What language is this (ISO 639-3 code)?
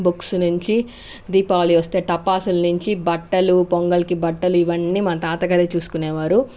tel